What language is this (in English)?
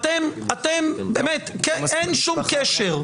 Hebrew